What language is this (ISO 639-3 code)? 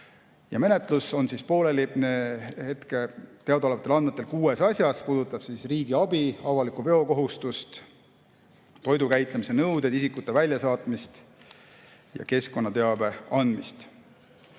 est